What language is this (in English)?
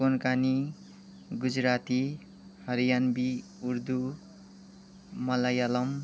Nepali